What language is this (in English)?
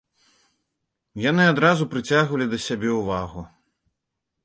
Belarusian